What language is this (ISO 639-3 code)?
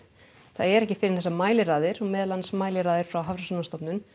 isl